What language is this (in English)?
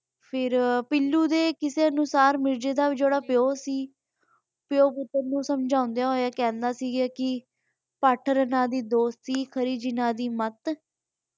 Punjabi